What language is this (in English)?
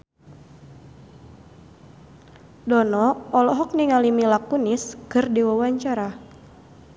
Sundanese